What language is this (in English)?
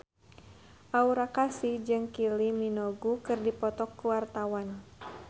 Sundanese